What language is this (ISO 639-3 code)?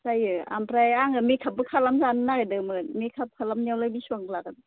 brx